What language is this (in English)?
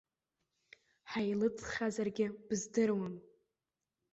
Abkhazian